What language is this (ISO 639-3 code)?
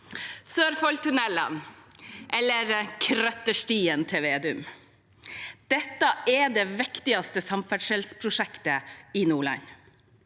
nor